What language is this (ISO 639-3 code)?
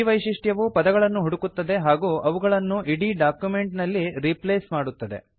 kan